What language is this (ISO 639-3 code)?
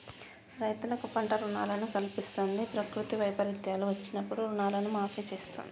tel